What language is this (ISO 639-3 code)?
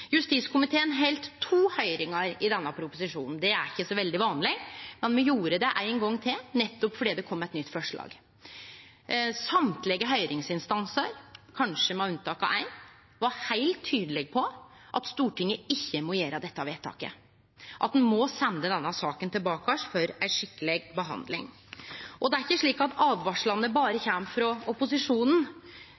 nno